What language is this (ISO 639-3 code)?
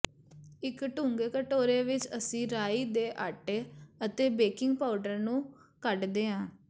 pan